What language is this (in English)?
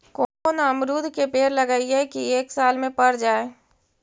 Magahi